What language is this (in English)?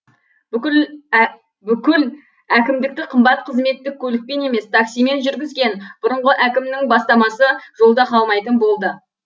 Kazakh